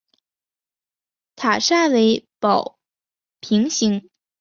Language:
Chinese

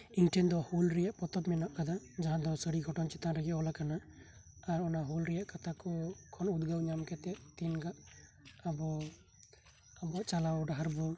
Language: Santali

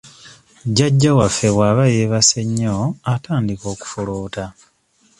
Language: Ganda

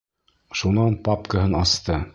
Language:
Bashkir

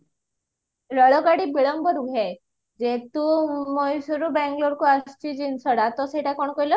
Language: Odia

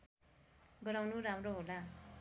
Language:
Nepali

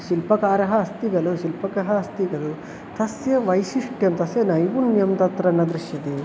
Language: Sanskrit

